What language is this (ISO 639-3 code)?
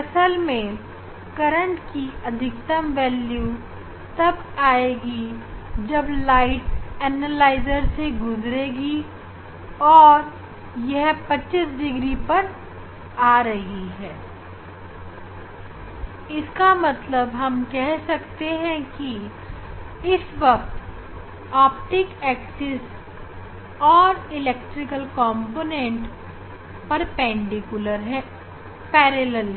hin